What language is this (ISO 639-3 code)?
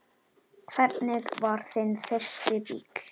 isl